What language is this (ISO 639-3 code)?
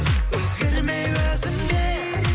kaz